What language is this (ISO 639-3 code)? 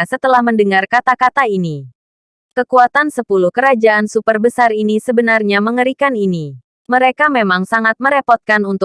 ind